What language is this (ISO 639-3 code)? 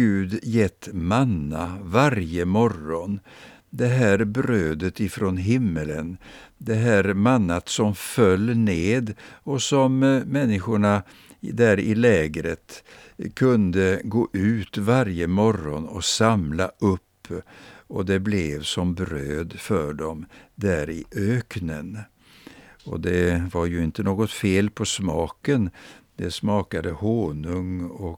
swe